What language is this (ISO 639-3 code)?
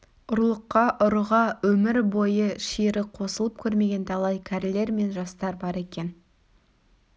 kaz